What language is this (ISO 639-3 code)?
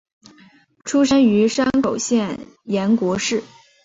zho